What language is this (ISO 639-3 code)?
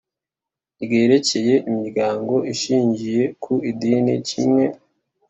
kin